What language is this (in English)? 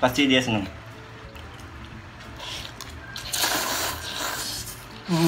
Indonesian